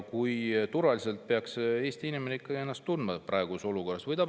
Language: Estonian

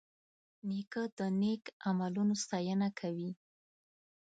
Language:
Pashto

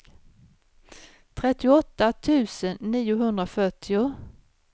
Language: Swedish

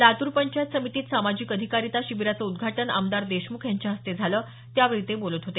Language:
Marathi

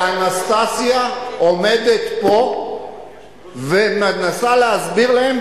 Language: Hebrew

